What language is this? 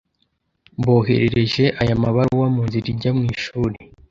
Kinyarwanda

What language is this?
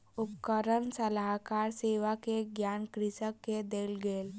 Maithili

